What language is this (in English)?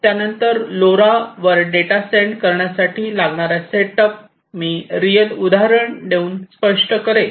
Marathi